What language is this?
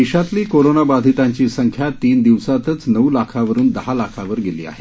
Marathi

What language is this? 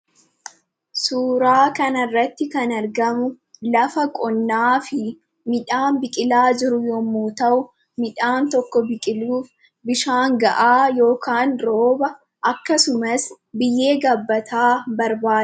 Oromo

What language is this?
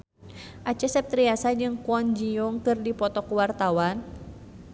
Sundanese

